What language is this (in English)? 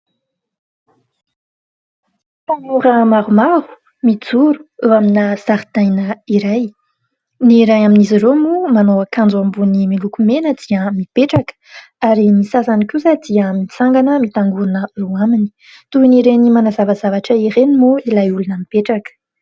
Malagasy